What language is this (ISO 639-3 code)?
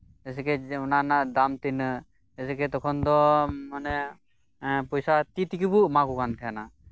sat